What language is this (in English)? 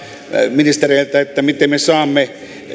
Finnish